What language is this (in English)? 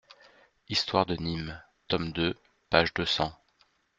French